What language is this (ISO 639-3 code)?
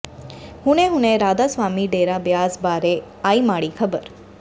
pan